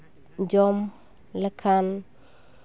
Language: Santali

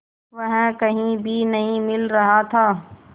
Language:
Hindi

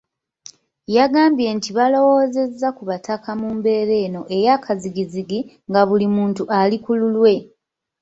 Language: Ganda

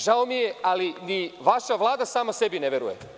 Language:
Serbian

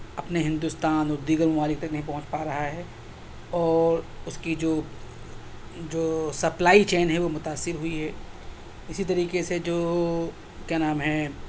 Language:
Urdu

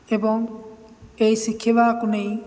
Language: Odia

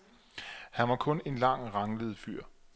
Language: Danish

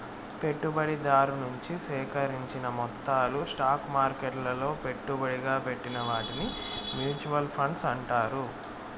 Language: Telugu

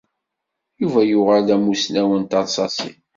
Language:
Kabyle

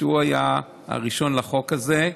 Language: Hebrew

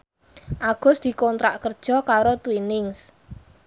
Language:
Javanese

